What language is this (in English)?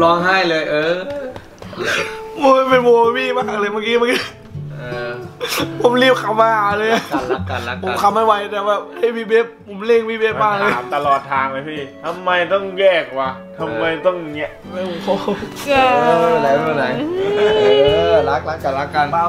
Thai